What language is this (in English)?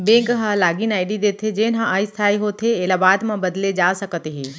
Chhattisgarhi